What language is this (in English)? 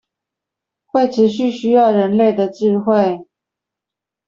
Chinese